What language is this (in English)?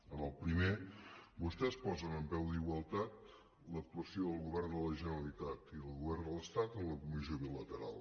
Catalan